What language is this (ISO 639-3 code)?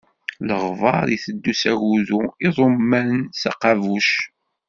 kab